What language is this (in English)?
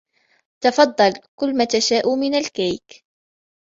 Arabic